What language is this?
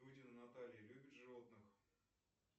Russian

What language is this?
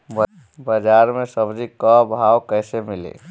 Bhojpuri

